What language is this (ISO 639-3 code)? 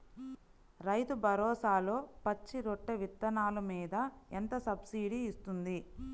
tel